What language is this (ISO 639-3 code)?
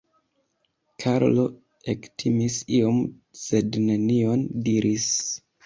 epo